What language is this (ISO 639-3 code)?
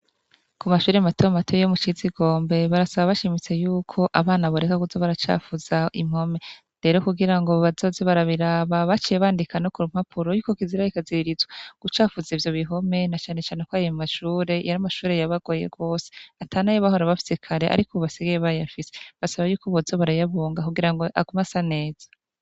run